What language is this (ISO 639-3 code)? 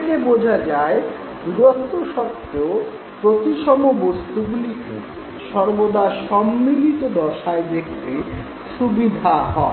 ben